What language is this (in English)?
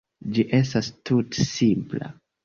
Esperanto